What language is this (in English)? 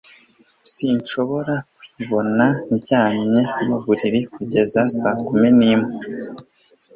Kinyarwanda